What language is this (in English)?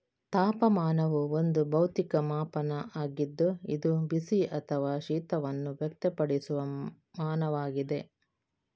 Kannada